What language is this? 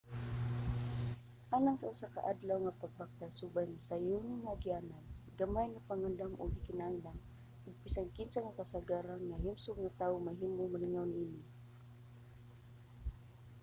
Cebuano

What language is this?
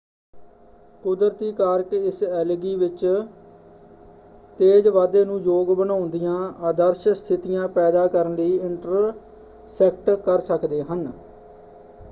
Punjabi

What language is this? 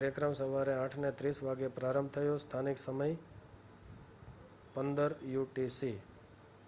Gujarati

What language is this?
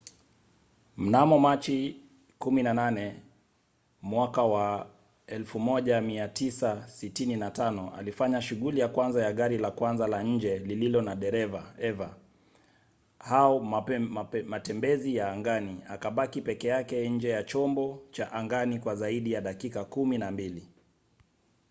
Swahili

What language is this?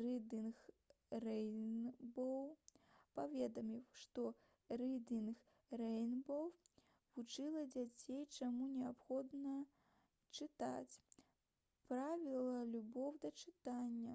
Belarusian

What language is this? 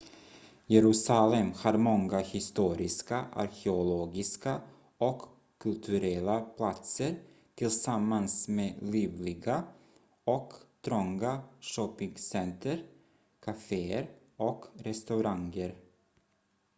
Swedish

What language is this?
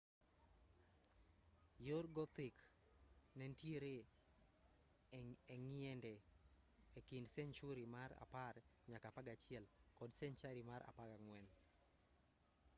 Luo (Kenya and Tanzania)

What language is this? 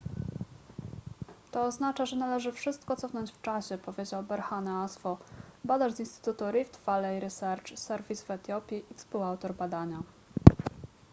Polish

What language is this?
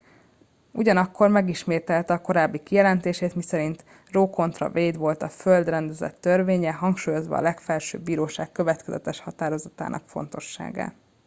Hungarian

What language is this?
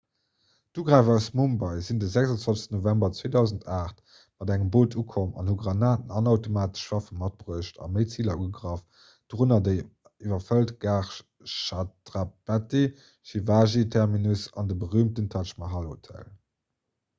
Luxembourgish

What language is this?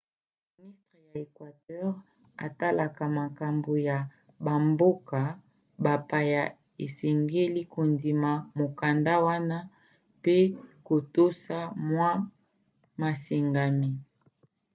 Lingala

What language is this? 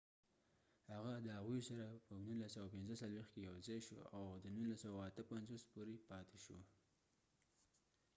Pashto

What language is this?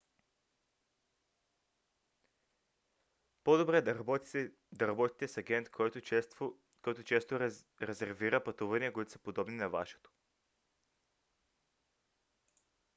Bulgarian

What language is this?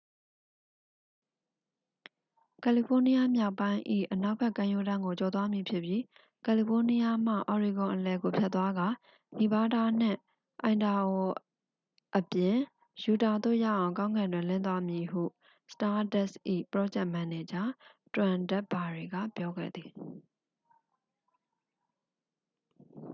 Burmese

